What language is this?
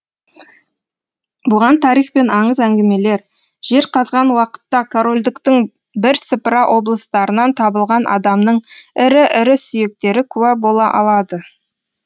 Kazakh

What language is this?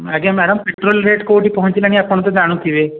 Odia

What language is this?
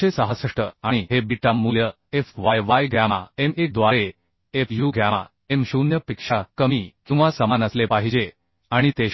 Marathi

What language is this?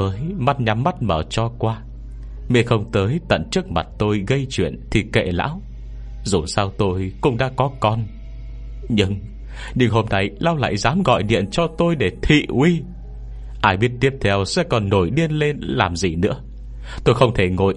Vietnamese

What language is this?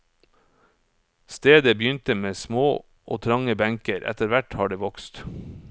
Norwegian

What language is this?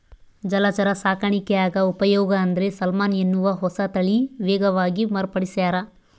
Kannada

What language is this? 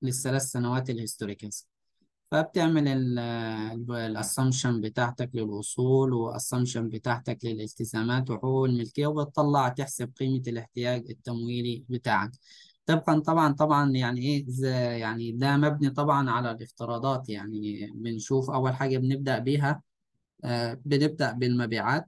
Arabic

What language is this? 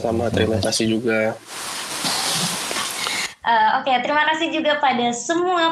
Indonesian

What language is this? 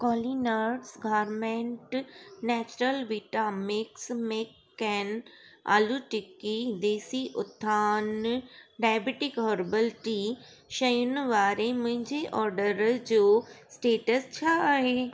Sindhi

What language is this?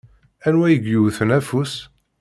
Kabyle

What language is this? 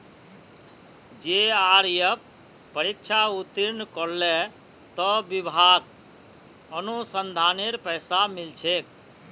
Magahi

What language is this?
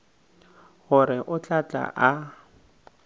Northern Sotho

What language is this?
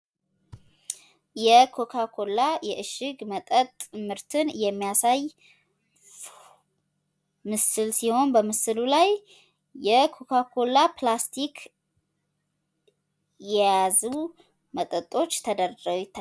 Amharic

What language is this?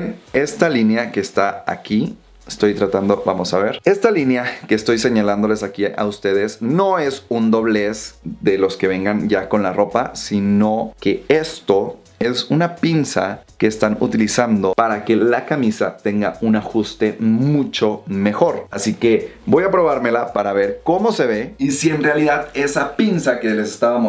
Spanish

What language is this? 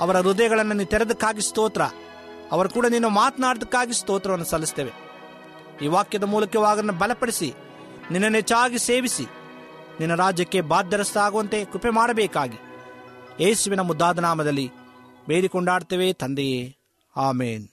Kannada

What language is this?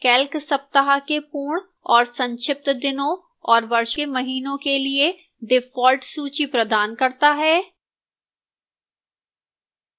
Hindi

